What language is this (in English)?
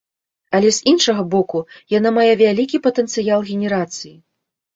Belarusian